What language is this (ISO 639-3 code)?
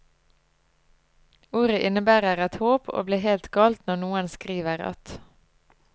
nor